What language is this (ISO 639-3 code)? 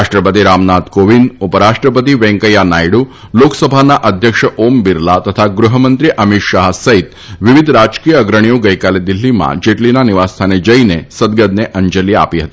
guj